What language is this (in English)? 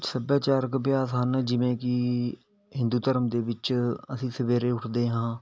Punjabi